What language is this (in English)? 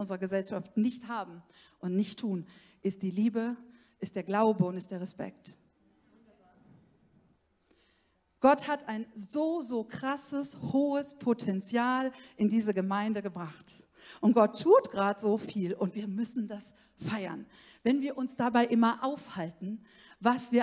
German